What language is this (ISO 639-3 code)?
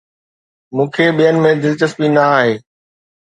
snd